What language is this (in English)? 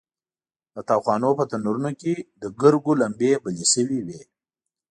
Pashto